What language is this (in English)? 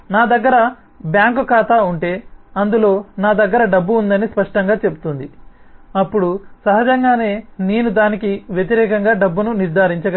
Telugu